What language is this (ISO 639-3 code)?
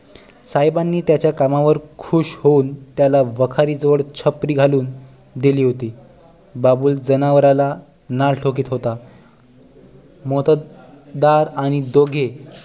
mar